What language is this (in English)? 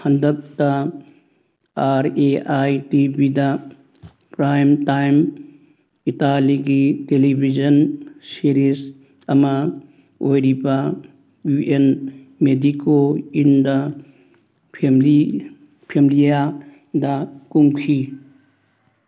Manipuri